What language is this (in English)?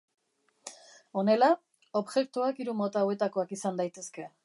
Basque